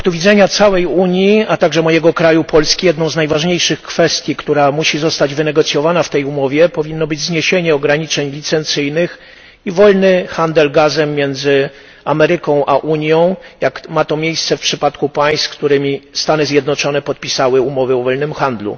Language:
Polish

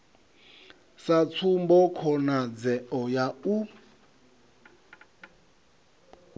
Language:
Venda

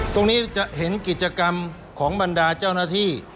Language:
Thai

